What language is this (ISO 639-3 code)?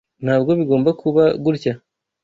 kin